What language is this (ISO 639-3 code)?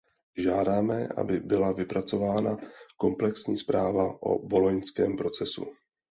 ces